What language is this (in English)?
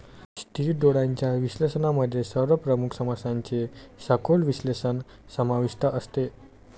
Marathi